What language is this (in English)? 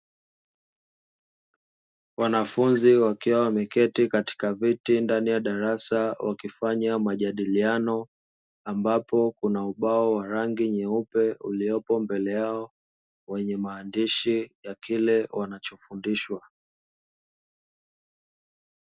Swahili